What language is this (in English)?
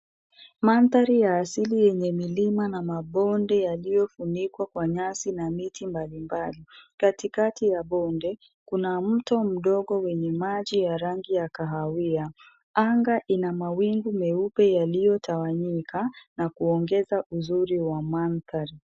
Swahili